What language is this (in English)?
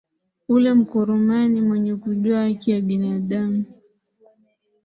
Swahili